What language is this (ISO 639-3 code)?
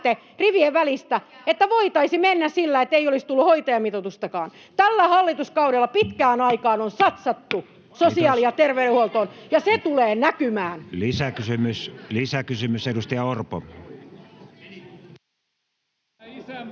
fin